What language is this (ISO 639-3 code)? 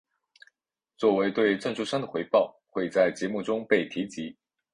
zho